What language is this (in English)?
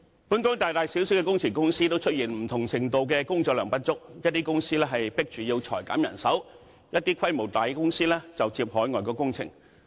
Cantonese